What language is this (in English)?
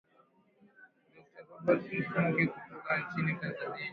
Swahili